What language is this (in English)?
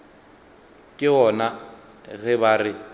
Northern Sotho